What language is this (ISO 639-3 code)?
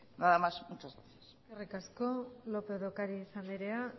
eus